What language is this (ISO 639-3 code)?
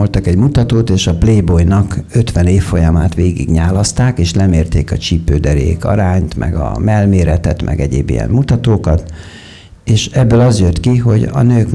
hun